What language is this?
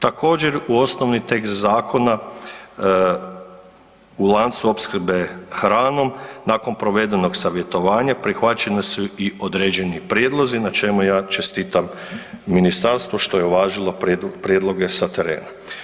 Croatian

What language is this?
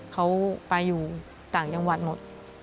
Thai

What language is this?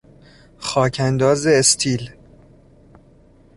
Persian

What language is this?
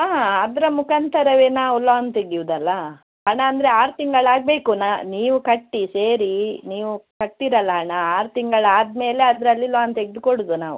Kannada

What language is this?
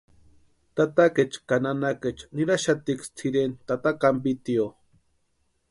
Western Highland Purepecha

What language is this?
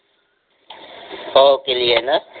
Marathi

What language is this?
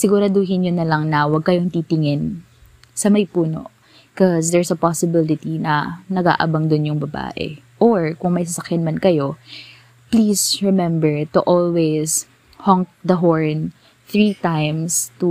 Filipino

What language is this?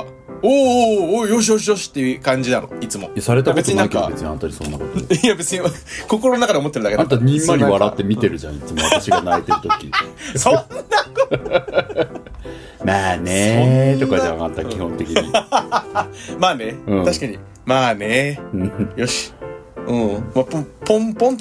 Japanese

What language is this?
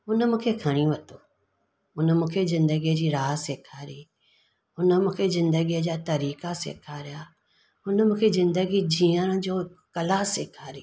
Sindhi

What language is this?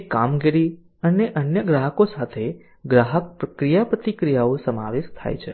Gujarati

